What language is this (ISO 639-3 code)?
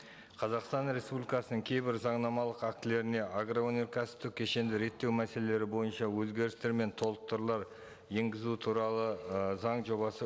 kaz